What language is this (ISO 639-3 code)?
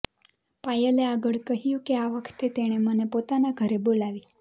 guj